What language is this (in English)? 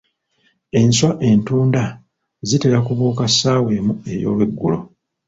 Ganda